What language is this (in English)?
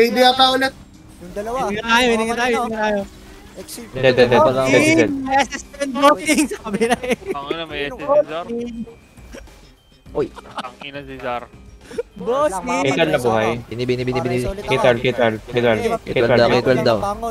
Filipino